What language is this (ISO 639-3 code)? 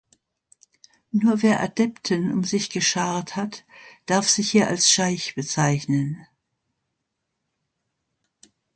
deu